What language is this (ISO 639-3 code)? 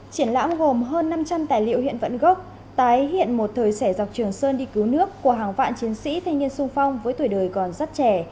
vie